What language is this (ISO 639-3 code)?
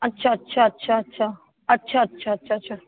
snd